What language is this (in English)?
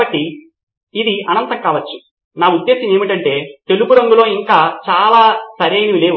Telugu